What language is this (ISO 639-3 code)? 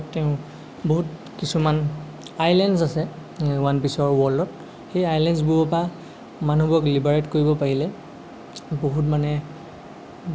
asm